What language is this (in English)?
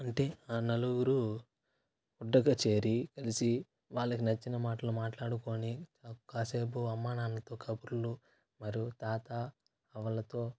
Telugu